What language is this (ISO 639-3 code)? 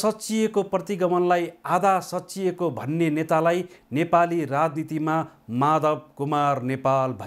hin